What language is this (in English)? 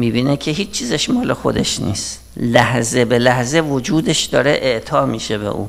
Persian